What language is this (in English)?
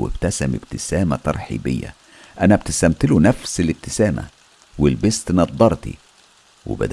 Arabic